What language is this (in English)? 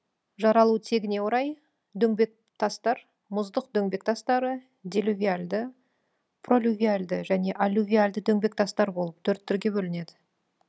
Kazakh